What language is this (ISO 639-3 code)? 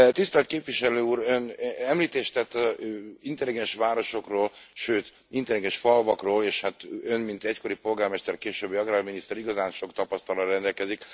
hun